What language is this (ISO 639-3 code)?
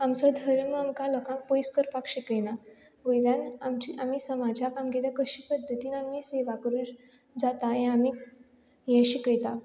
kok